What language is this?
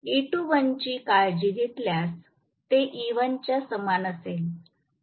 Marathi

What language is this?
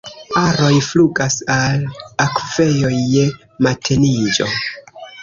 Esperanto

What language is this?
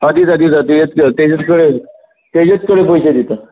Konkani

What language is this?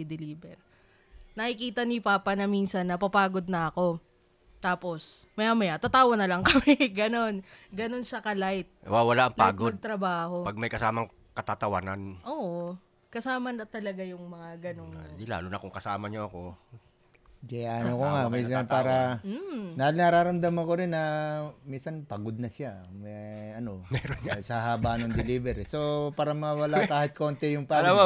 Filipino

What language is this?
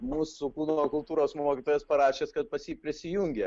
Lithuanian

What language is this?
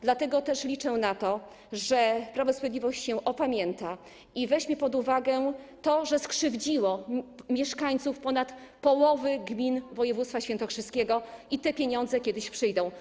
Polish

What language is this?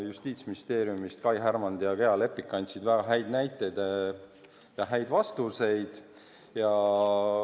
Estonian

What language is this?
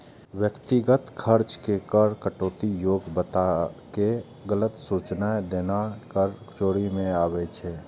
Maithili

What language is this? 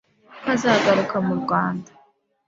Kinyarwanda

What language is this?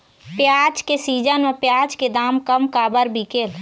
Chhattisgarhi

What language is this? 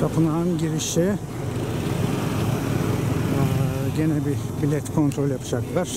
Turkish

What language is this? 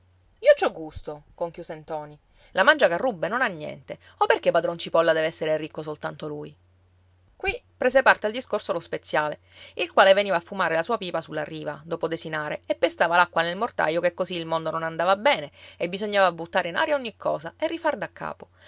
Italian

